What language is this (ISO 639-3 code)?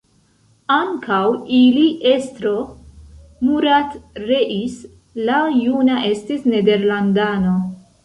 epo